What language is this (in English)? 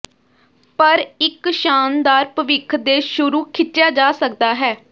Punjabi